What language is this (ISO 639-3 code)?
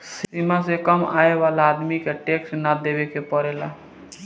bho